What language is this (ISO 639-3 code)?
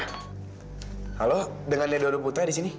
ind